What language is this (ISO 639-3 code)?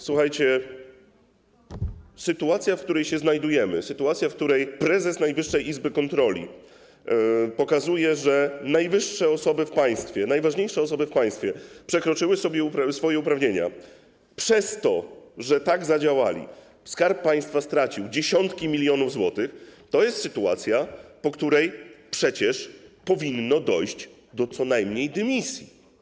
pol